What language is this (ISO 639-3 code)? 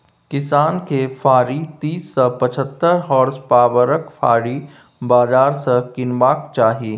mai